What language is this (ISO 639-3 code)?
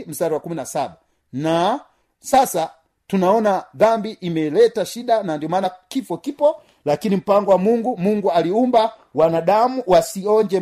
swa